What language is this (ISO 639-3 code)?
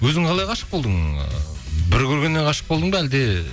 kaz